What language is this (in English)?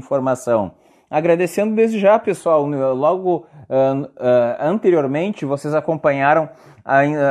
Portuguese